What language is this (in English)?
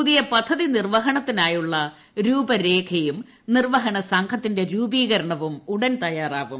Malayalam